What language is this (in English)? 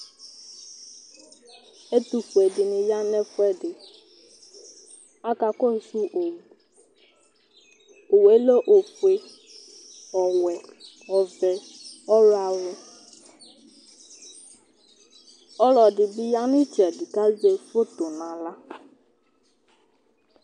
Ikposo